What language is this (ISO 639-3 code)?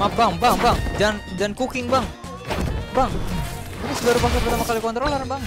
ind